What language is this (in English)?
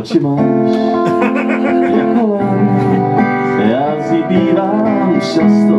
Czech